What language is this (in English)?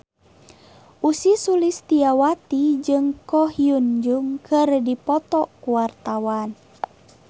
Sundanese